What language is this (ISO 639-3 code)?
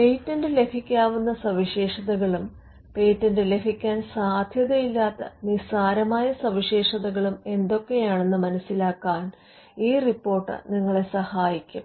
mal